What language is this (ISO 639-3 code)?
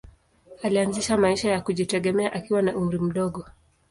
swa